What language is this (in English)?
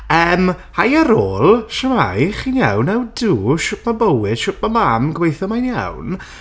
Welsh